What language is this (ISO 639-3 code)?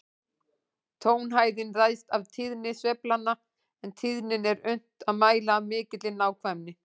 isl